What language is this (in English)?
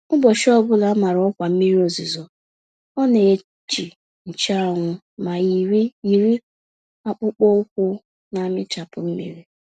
Igbo